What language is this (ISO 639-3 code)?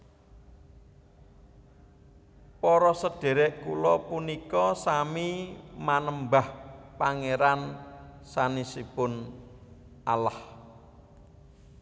jav